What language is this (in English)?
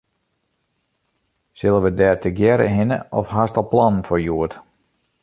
Western Frisian